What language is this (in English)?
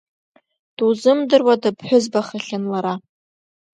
Abkhazian